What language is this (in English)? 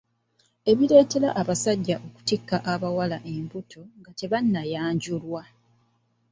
Ganda